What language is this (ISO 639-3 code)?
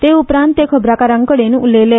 kok